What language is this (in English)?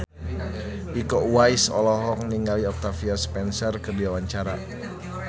Sundanese